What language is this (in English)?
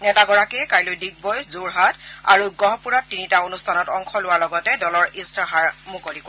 Assamese